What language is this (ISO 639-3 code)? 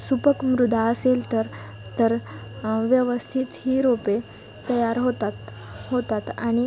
mar